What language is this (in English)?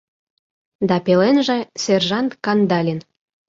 Mari